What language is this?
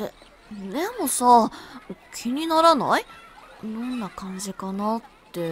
Japanese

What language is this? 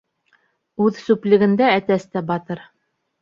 Bashkir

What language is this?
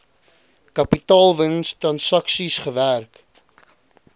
Afrikaans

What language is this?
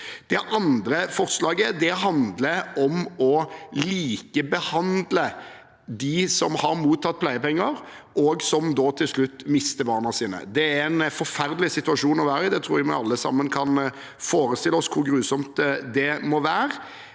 Norwegian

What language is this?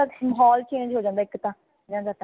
Punjabi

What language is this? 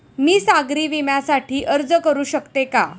Marathi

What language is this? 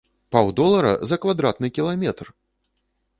Belarusian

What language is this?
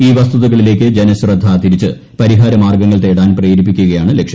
Malayalam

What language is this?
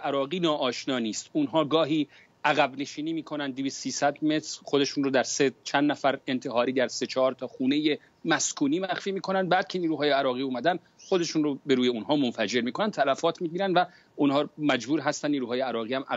Persian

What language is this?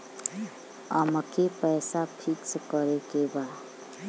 Bhojpuri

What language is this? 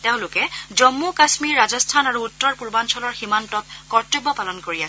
Assamese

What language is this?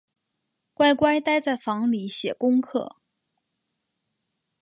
Chinese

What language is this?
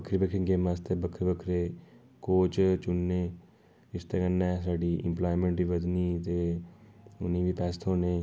Dogri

